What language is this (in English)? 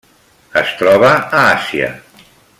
Catalan